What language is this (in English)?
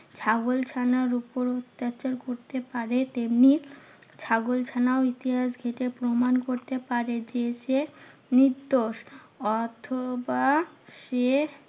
Bangla